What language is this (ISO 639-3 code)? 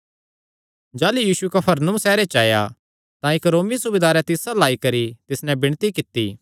xnr